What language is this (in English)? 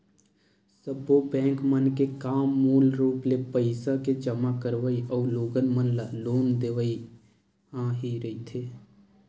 Chhattisgarhi